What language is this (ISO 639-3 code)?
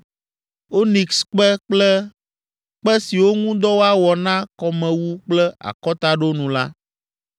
ewe